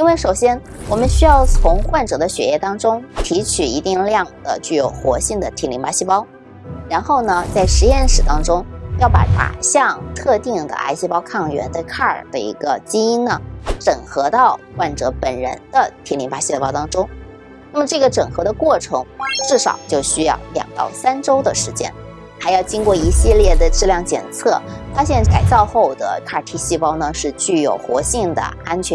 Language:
Chinese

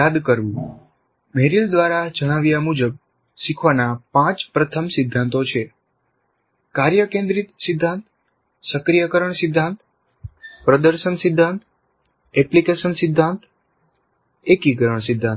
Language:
Gujarati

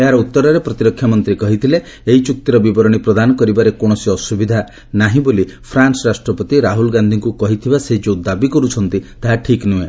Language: Odia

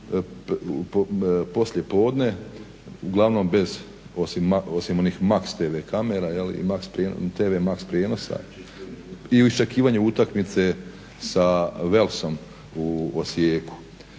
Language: Croatian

